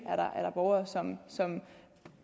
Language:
Danish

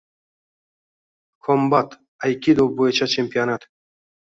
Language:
Uzbek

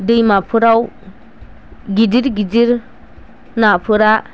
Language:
Bodo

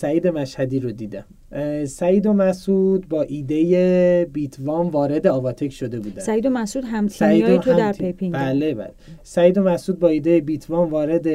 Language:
Persian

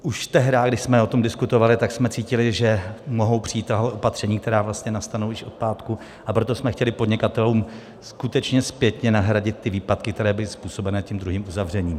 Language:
Czech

